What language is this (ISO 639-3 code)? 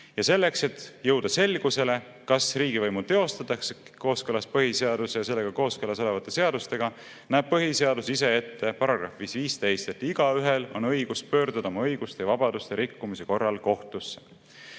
est